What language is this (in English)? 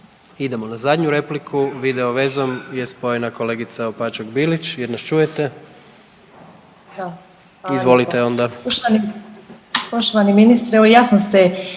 Croatian